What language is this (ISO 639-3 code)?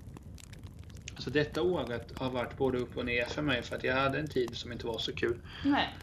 swe